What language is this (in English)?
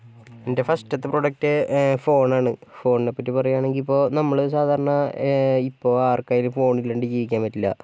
Malayalam